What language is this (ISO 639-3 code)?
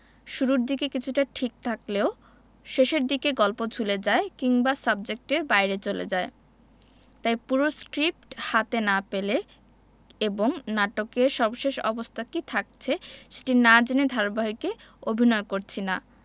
ben